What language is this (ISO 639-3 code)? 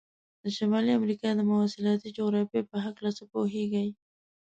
pus